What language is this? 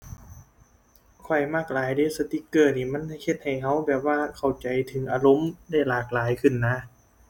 Thai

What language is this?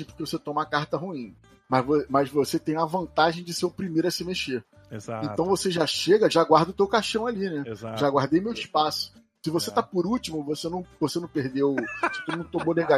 Portuguese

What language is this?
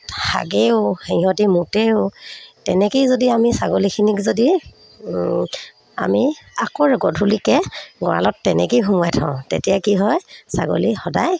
Assamese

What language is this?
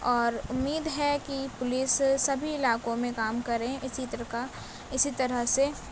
Urdu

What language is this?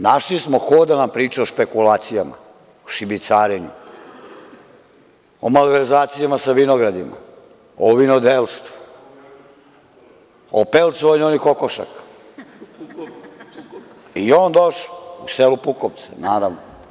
Serbian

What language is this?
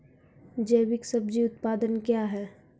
Maithili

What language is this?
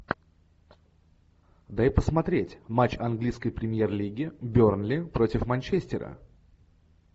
Russian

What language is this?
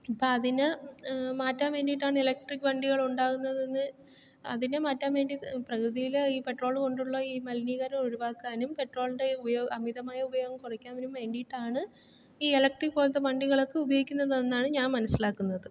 Malayalam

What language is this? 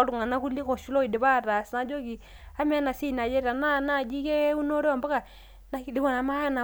Masai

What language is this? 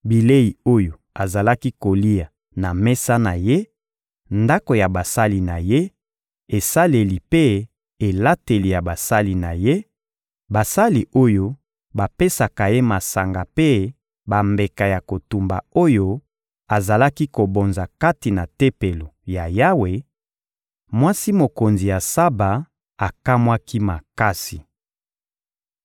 Lingala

